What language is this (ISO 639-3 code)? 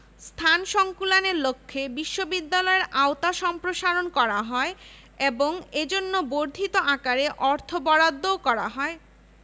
ben